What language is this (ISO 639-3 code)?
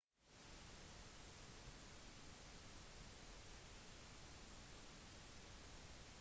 nob